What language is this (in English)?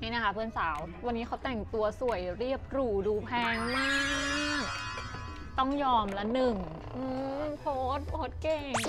Thai